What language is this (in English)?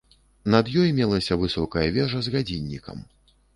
Belarusian